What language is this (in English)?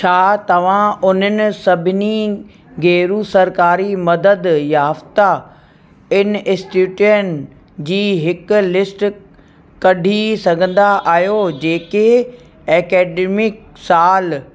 Sindhi